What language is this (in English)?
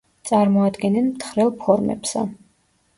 Georgian